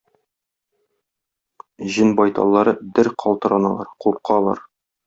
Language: Tatar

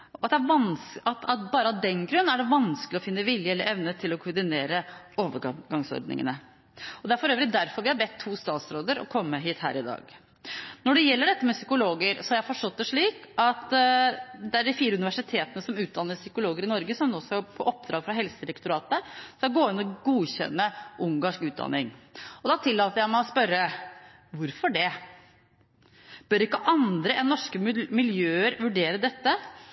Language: Norwegian Bokmål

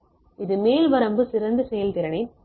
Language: Tamil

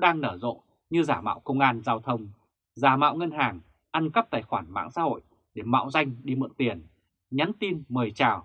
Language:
Vietnamese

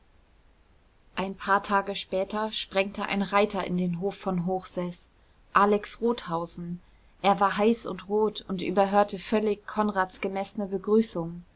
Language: German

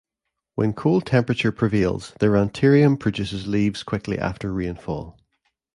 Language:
English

